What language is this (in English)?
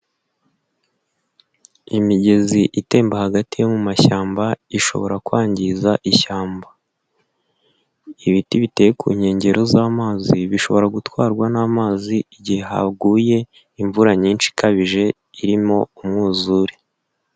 Kinyarwanda